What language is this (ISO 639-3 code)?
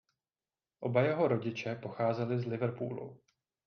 ces